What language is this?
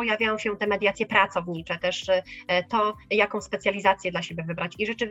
Polish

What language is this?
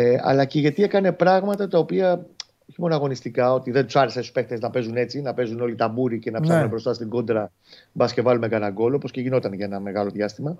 Greek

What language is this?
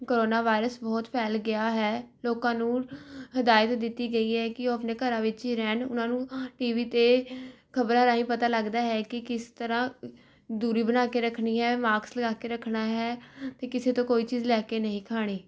Punjabi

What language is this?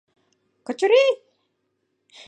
Mari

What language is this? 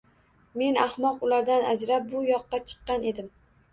Uzbek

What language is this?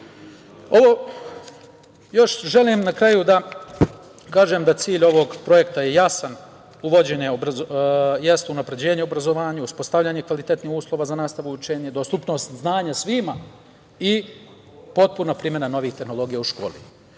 Serbian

